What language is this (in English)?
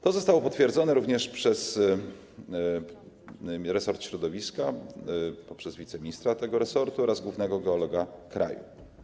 Polish